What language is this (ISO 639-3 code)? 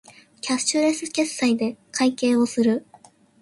jpn